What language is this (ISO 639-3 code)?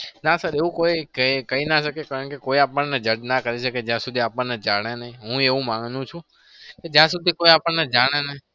guj